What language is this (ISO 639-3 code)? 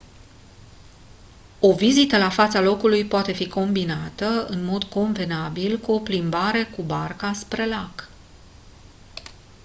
ron